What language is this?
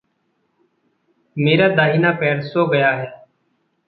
Hindi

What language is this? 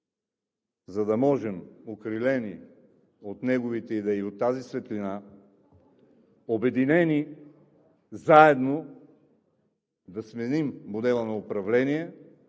Bulgarian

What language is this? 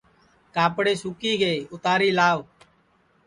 Sansi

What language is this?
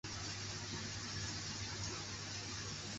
Chinese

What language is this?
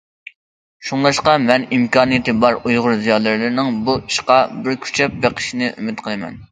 Uyghur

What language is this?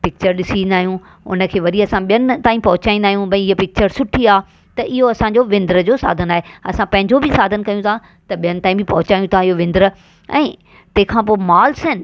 Sindhi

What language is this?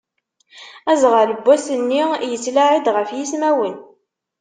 Kabyle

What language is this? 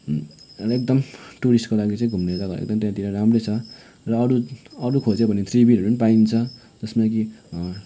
Nepali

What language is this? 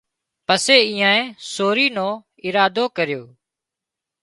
Wadiyara Koli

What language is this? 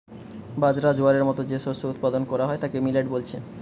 Bangla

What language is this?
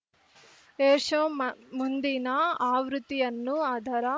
Kannada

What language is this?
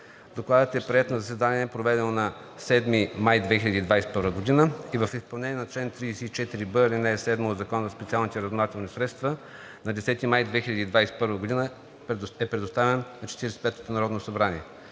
Bulgarian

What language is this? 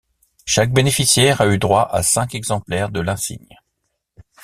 French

